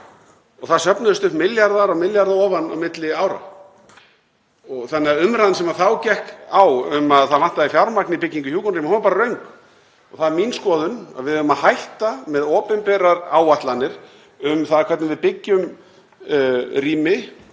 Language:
Icelandic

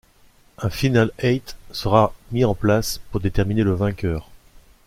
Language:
French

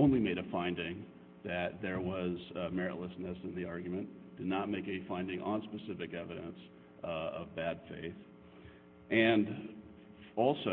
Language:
English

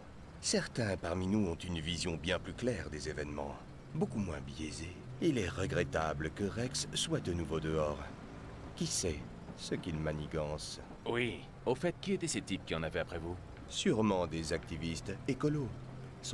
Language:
French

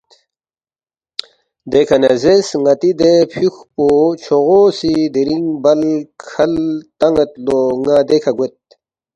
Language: Balti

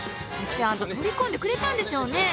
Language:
Japanese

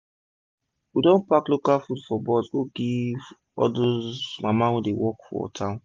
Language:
Nigerian Pidgin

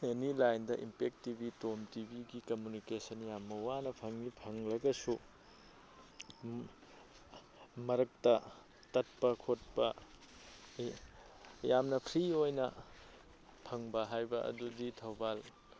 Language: Manipuri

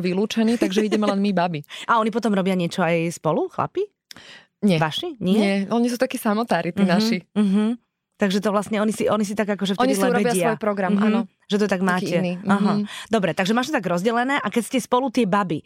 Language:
Slovak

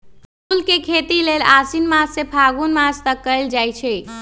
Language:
Magahi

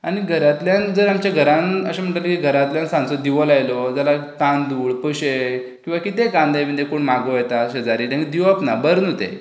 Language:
Konkani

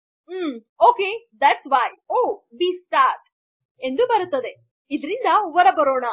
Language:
Kannada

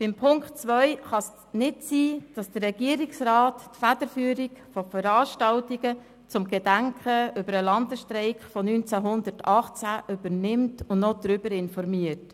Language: Swiss German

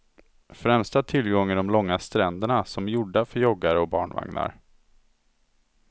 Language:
Swedish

